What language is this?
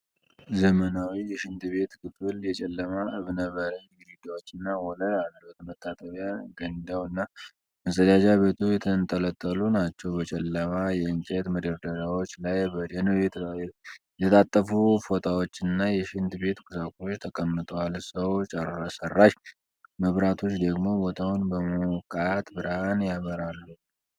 Amharic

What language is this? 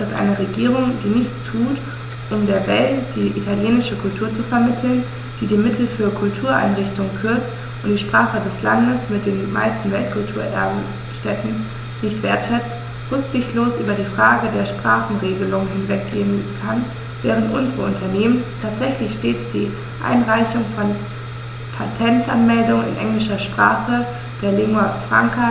German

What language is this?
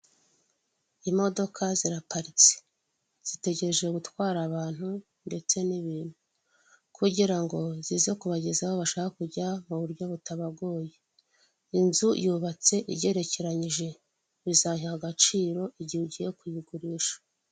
Kinyarwanda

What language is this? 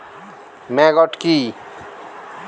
Bangla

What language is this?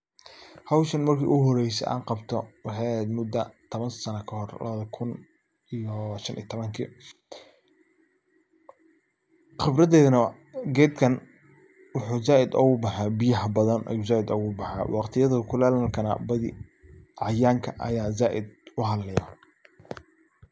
Somali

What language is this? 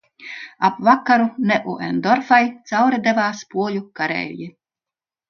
Latvian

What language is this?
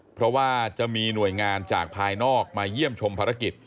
Thai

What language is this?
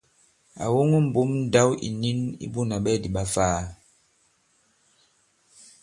Bankon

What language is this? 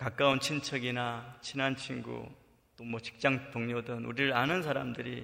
Korean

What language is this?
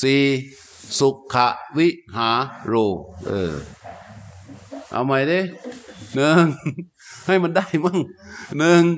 Thai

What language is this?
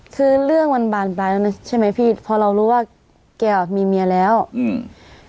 Thai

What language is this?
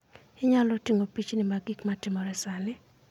Luo (Kenya and Tanzania)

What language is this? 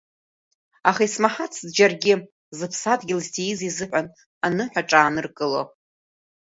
Abkhazian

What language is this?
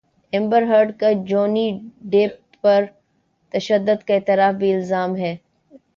Urdu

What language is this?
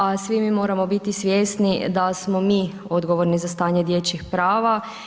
Croatian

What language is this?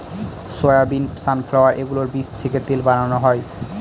Bangla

